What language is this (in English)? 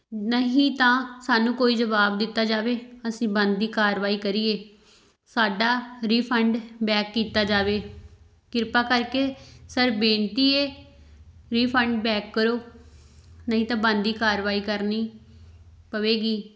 Punjabi